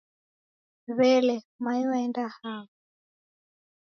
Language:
Taita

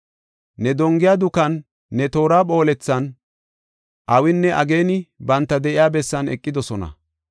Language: Gofa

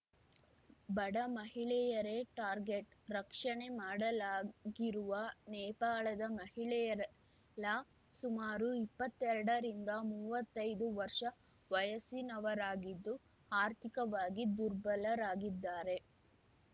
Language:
Kannada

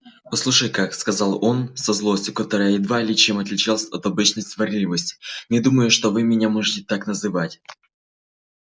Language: Russian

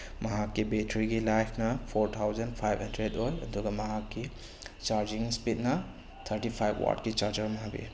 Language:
Manipuri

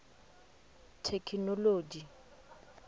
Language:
Venda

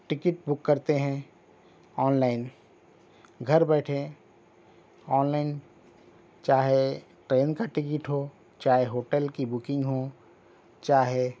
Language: Urdu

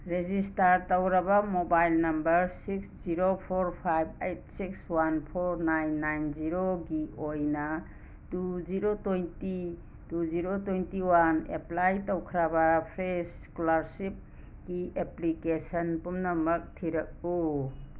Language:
Manipuri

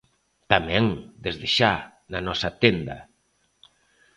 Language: Galician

